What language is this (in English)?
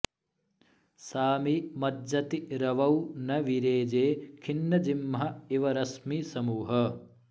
Sanskrit